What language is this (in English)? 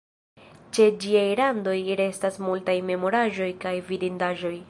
Esperanto